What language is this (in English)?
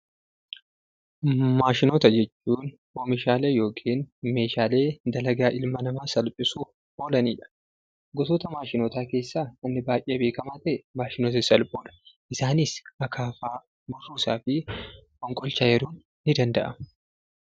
Oromo